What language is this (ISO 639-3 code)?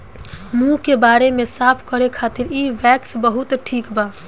bho